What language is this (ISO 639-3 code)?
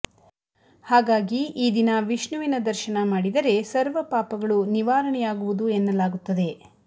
kan